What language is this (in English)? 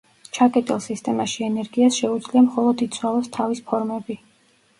Georgian